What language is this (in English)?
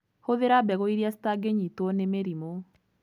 Kikuyu